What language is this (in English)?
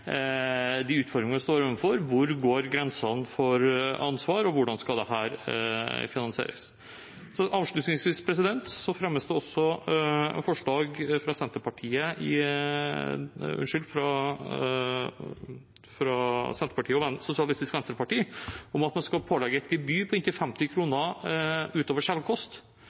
Norwegian Bokmål